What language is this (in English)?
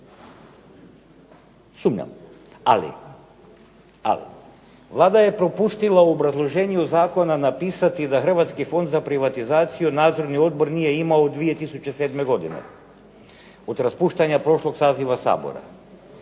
Croatian